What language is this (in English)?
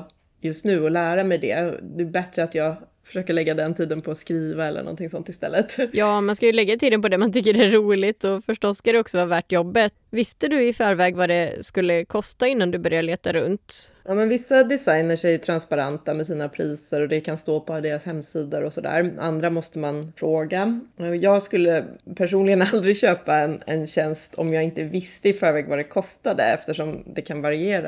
Swedish